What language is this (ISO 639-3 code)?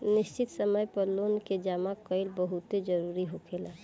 bho